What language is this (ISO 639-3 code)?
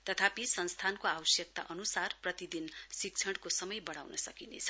nep